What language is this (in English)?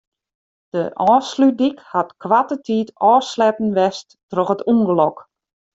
Western Frisian